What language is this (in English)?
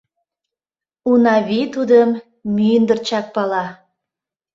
Mari